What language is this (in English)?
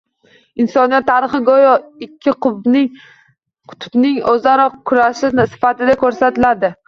Uzbek